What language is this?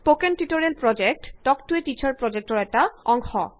Assamese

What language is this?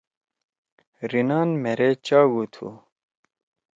Torwali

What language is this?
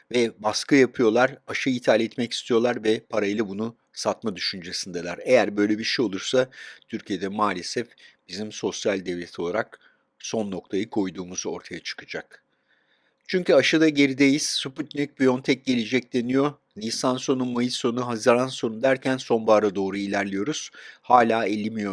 Turkish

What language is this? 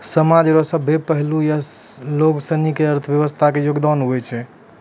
Maithili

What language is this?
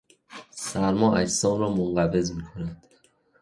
Persian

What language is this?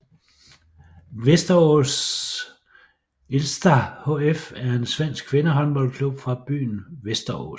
Danish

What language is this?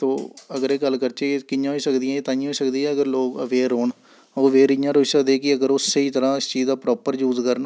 Dogri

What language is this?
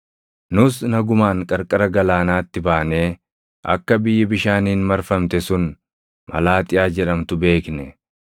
Oromo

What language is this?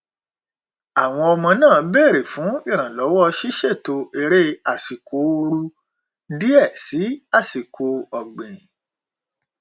Yoruba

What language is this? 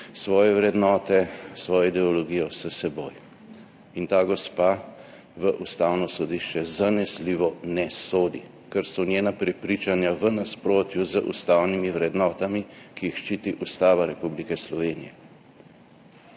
Slovenian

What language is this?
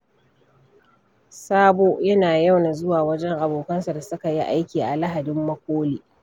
Hausa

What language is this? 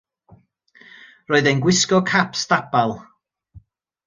Welsh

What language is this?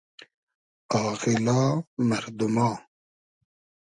Hazaragi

